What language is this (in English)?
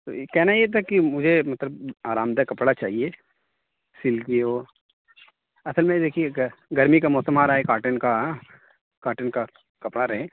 Urdu